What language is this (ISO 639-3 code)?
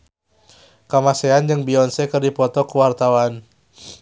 sun